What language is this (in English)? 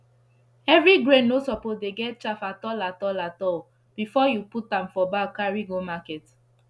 Nigerian Pidgin